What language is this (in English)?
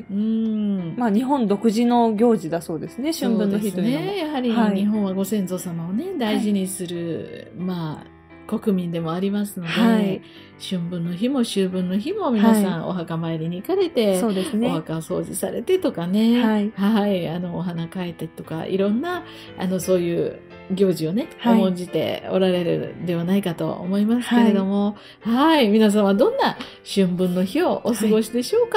Japanese